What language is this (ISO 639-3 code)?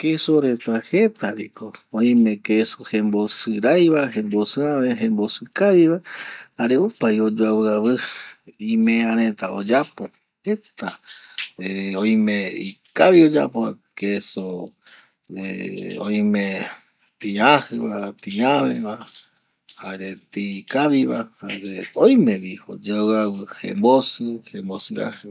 gui